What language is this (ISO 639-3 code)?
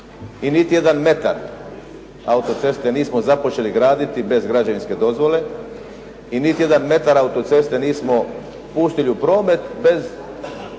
hrv